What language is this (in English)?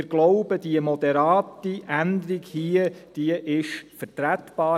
Swiss German